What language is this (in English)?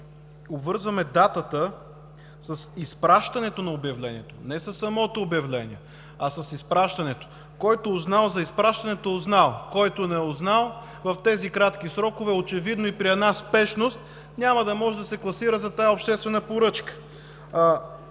Bulgarian